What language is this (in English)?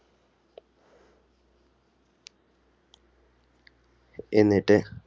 Malayalam